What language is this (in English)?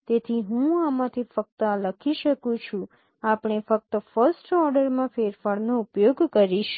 Gujarati